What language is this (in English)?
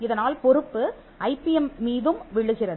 Tamil